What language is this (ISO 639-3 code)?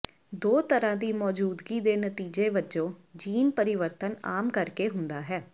pan